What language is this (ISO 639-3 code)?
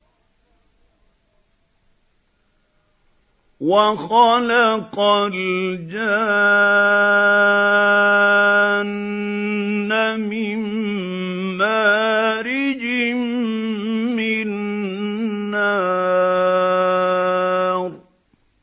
ara